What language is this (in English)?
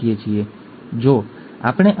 Gujarati